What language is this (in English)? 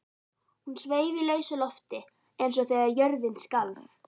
Icelandic